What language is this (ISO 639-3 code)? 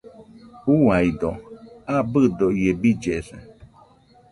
hux